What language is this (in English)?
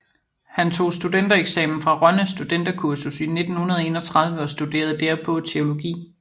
Danish